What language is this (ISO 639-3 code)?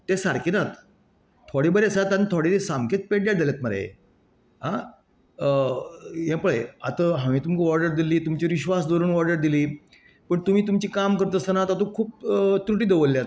kok